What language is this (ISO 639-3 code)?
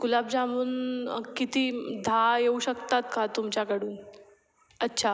mar